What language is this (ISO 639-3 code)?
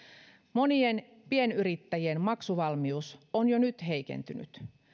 fin